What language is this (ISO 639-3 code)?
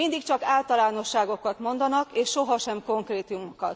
hun